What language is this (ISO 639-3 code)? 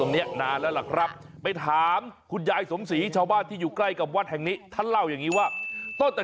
tha